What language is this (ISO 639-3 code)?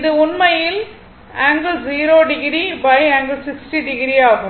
tam